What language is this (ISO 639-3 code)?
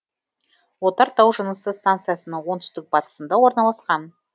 kaz